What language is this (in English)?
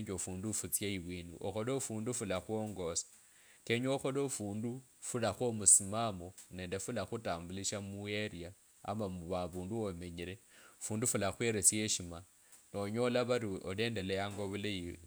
Kabras